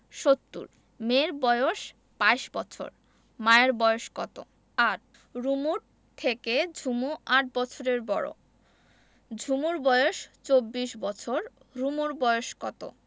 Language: Bangla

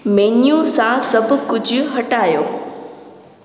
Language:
Sindhi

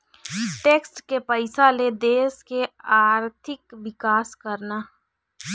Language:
Chhattisgarhi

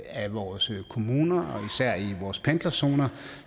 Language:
Danish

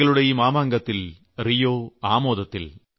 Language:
Malayalam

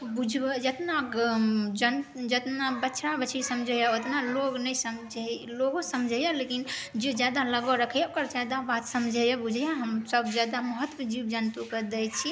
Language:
Maithili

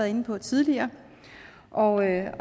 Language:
Danish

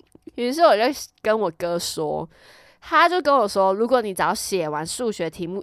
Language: Chinese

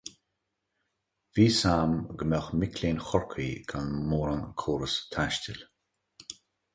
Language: Irish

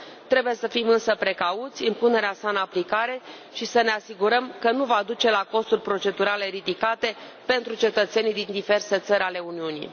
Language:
Romanian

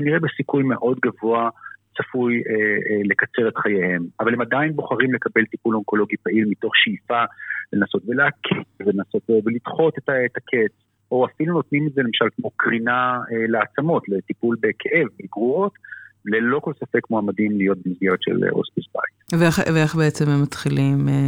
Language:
Hebrew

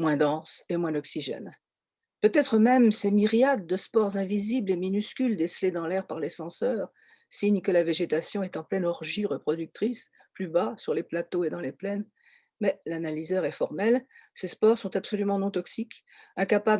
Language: French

